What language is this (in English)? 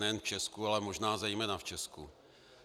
Czech